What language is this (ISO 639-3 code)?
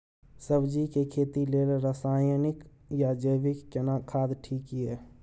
mai